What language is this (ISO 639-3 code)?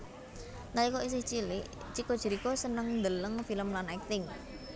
jav